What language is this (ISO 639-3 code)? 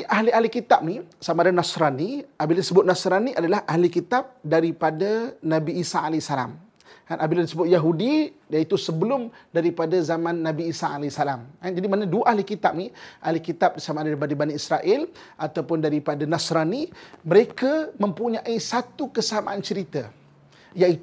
msa